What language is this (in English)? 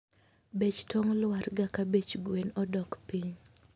Luo (Kenya and Tanzania)